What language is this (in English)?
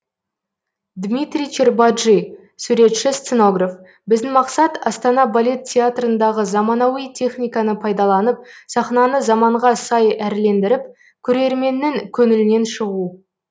Kazakh